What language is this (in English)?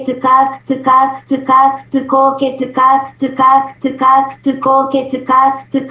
Russian